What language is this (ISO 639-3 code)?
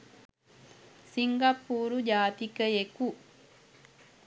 sin